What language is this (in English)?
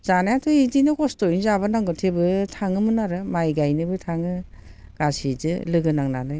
Bodo